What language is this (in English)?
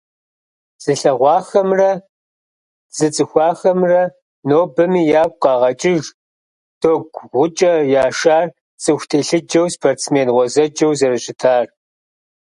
Kabardian